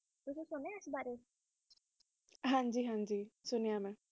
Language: Punjabi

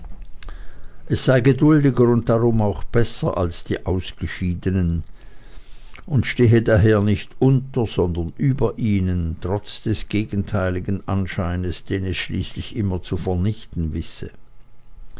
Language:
German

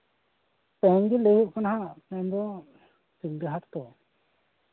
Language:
Santali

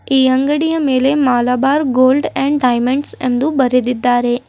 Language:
Kannada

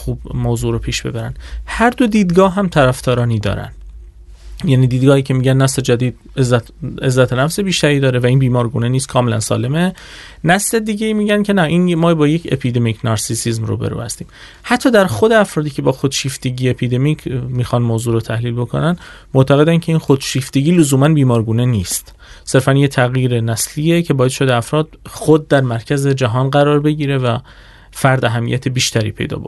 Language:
Persian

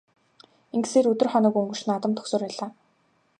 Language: Mongolian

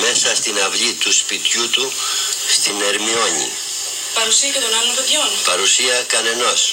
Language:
Greek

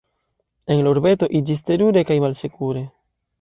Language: Esperanto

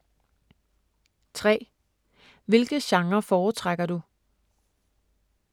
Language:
Danish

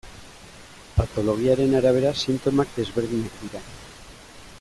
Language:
Basque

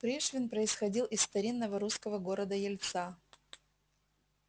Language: Russian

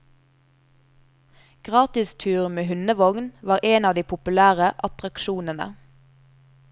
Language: Norwegian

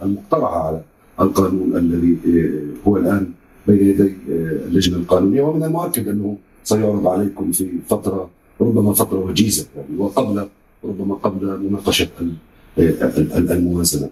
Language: Arabic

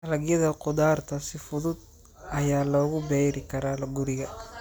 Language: Somali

